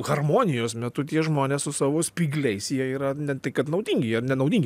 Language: Lithuanian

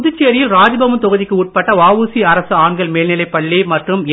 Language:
Tamil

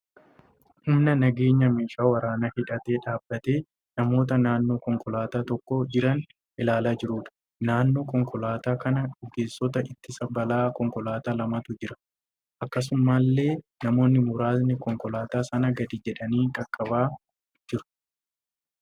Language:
Oromo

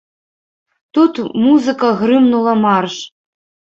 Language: Belarusian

